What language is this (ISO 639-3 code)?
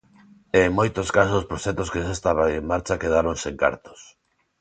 glg